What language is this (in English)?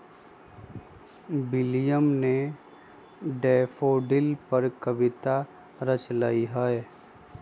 Magahi